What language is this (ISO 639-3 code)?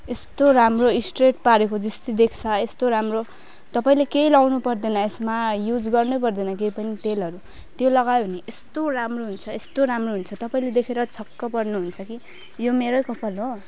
nep